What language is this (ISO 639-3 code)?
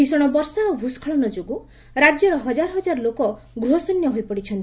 ori